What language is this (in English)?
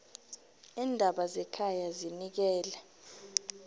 South Ndebele